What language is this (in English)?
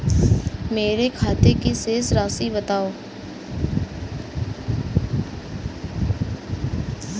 Hindi